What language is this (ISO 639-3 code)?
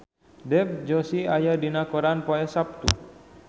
sun